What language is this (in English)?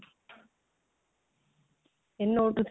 Odia